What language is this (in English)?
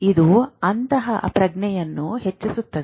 Kannada